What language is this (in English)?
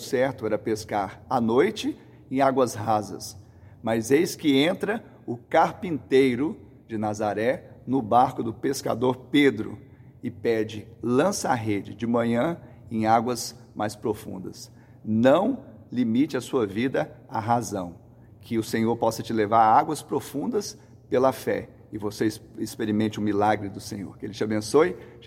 Portuguese